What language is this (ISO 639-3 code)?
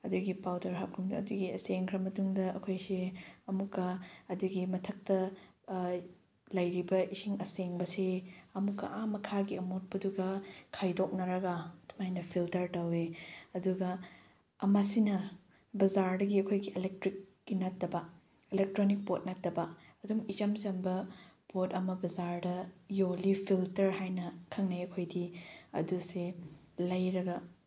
mni